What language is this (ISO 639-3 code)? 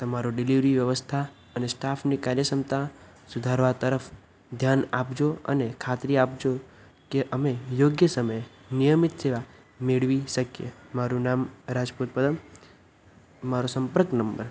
guj